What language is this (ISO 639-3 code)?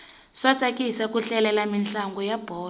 tso